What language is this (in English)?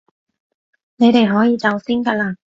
Cantonese